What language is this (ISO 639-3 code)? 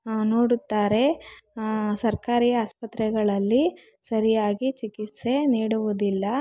kan